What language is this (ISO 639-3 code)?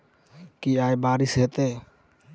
mai